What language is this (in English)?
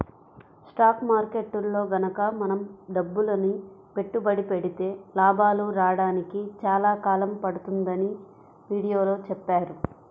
Telugu